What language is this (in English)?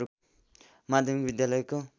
Nepali